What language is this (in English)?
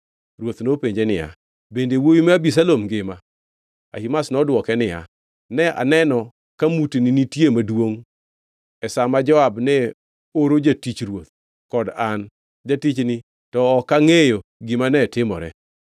Luo (Kenya and Tanzania)